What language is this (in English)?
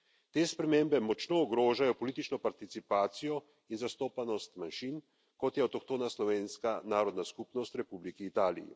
Slovenian